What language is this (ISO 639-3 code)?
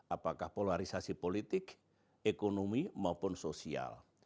ind